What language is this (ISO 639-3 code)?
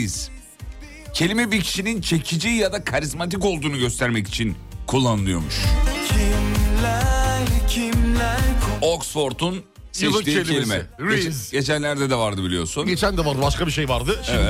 tur